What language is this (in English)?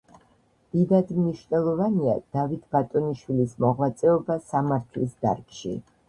Georgian